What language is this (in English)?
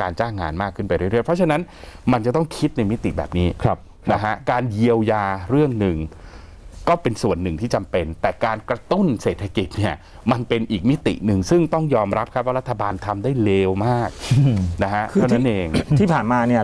Thai